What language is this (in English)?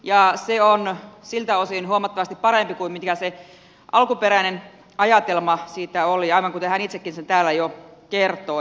Finnish